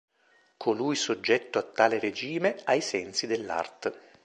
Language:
Italian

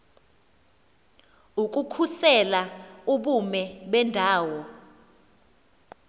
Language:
Xhosa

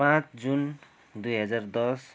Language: Nepali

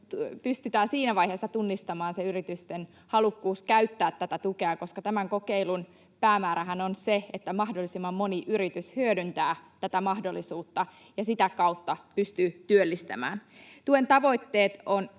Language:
Finnish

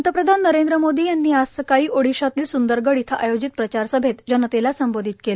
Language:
Marathi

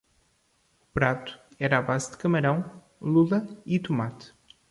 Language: Portuguese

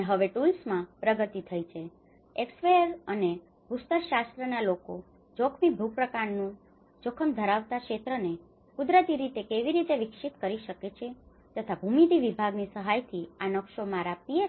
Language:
Gujarati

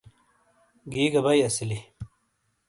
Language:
Shina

